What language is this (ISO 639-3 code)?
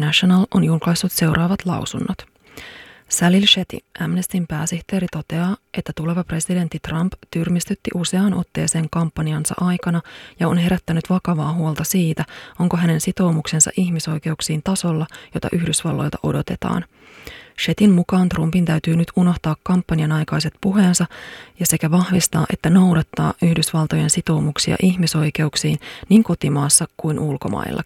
fin